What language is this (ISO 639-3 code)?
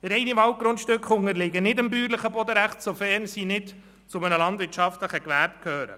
gsw